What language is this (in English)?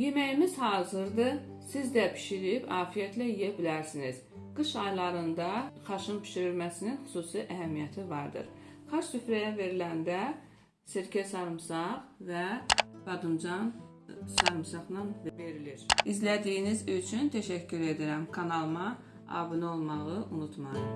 Turkish